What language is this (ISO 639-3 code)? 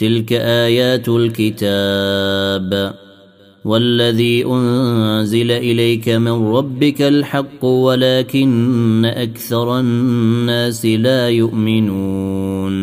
ara